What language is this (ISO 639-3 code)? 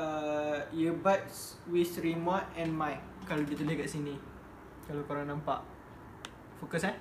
msa